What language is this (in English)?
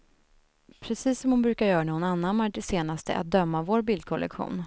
Swedish